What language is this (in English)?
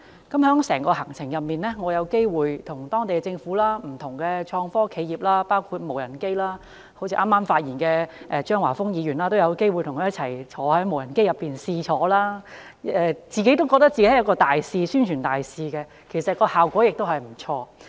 Cantonese